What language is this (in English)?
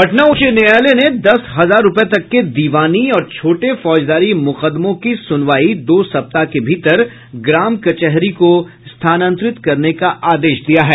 Hindi